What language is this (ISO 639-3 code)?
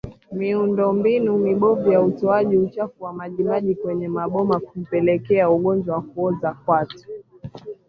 swa